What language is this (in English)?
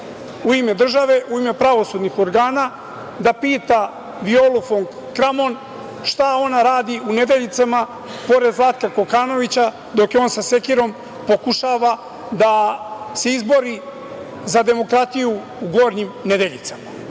Serbian